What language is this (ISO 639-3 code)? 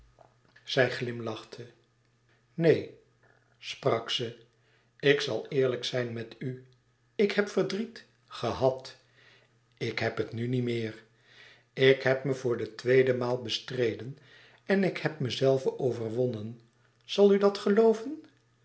nld